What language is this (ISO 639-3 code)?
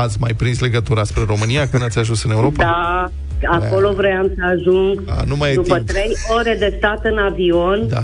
ron